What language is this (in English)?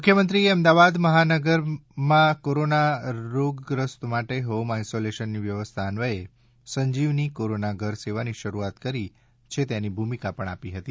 Gujarati